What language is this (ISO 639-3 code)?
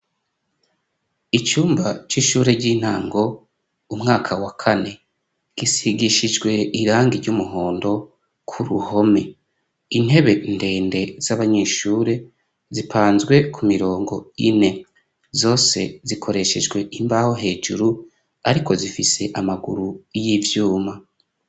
run